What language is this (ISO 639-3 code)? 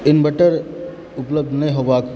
mai